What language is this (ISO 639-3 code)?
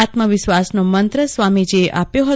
guj